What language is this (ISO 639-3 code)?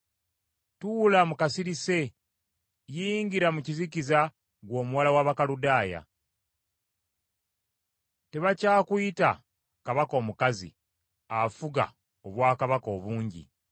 lug